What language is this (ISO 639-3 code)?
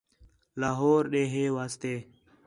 xhe